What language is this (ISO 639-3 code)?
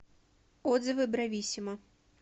rus